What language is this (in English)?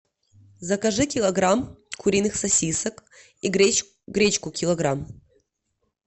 Russian